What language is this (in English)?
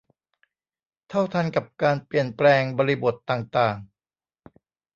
Thai